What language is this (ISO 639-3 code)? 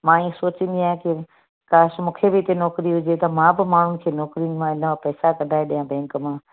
snd